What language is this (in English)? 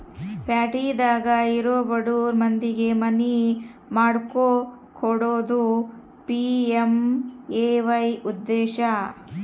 Kannada